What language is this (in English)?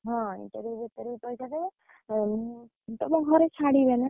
Odia